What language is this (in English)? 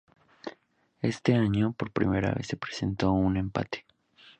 Spanish